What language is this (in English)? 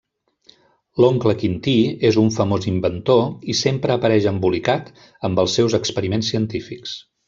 Catalan